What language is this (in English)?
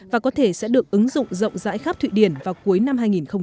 Vietnamese